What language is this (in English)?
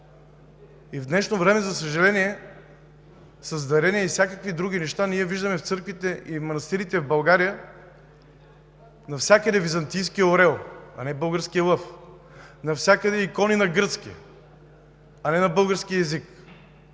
Bulgarian